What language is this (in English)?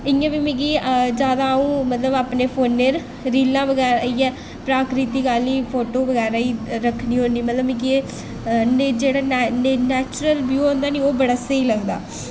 Dogri